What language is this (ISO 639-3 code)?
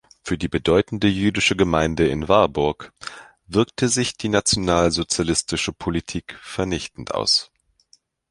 deu